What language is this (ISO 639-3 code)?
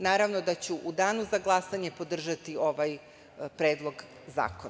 srp